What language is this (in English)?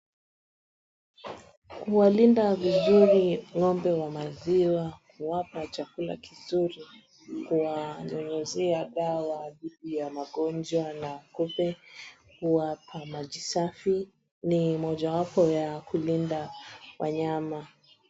Swahili